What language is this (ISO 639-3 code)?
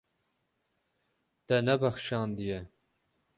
kur